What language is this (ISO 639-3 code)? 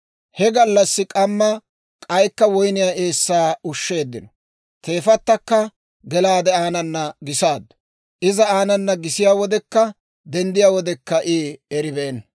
dwr